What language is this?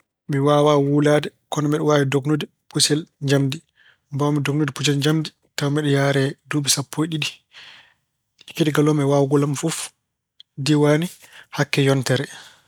Fula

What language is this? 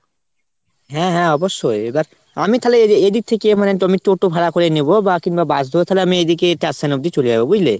Bangla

